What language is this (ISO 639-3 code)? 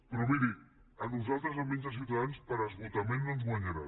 cat